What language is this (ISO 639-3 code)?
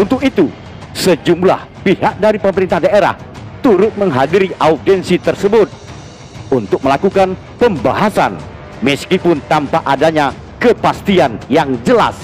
ind